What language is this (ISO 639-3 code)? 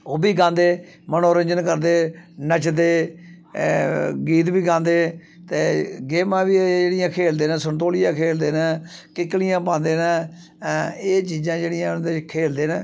doi